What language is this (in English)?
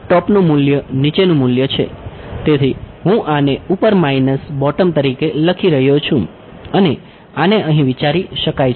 Gujarati